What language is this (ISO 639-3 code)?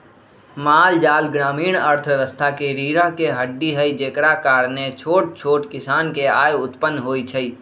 mag